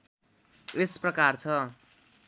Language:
Nepali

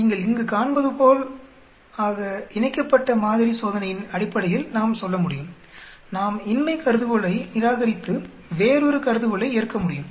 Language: Tamil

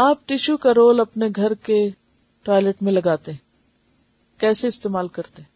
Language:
Urdu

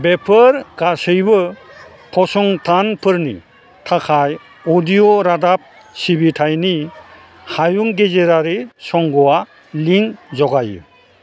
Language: Bodo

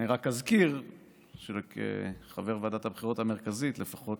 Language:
Hebrew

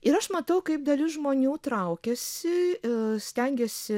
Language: Lithuanian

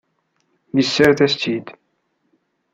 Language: Kabyle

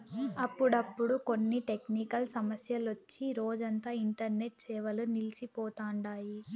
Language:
Telugu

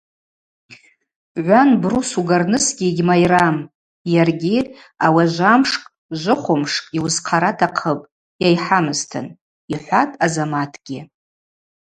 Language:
Abaza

